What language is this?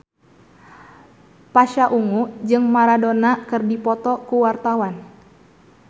Sundanese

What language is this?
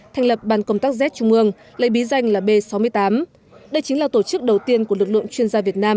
Vietnamese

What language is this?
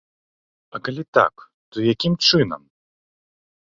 Belarusian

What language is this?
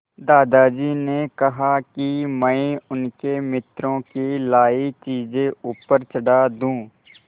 Hindi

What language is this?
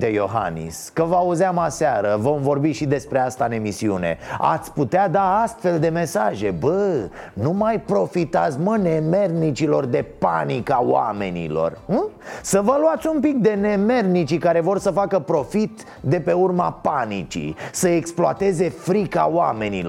Romanian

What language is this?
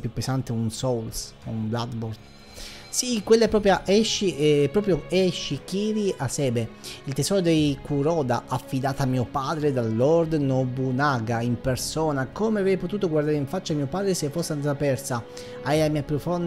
Italian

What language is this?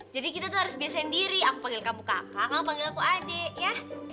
Indonesian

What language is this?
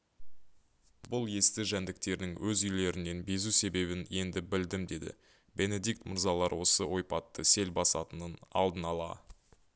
Kazakh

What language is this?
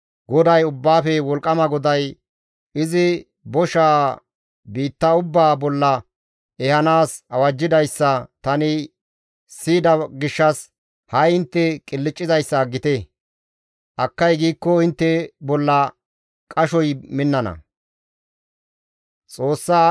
Gamo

